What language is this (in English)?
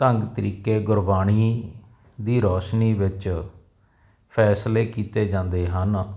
Punjabi